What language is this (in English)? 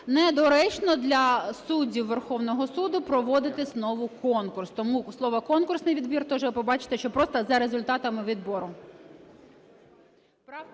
Ukrainian